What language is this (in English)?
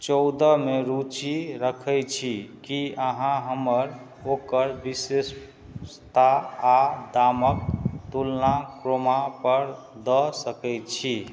Maithili